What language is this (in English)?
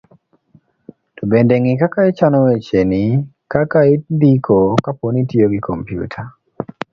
Luo (Kenya and Tanzania)